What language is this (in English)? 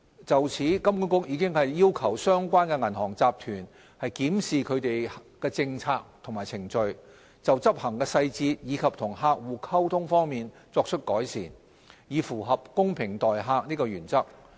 Cantonese